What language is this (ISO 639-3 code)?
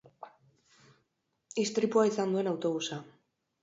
eus